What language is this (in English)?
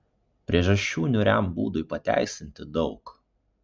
Lithuanian